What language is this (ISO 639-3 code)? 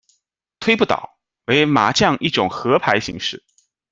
zho